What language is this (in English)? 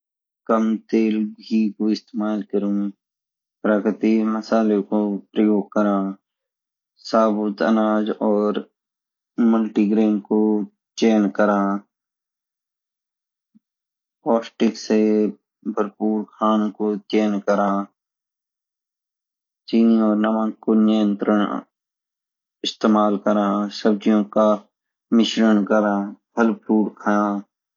Garhwali